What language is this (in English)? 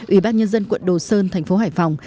Vietnamese